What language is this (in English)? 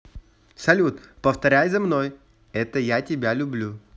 Russian